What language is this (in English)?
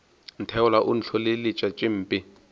Northern Sotho